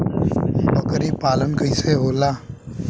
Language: Bhojpuri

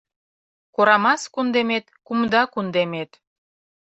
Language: Mari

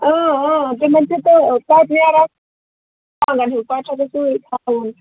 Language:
Kashmiri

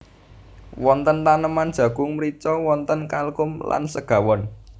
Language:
Javanese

